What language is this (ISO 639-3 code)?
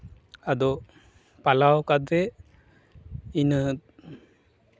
sat